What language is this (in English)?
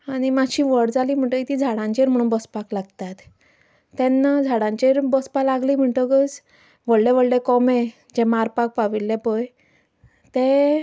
Konkani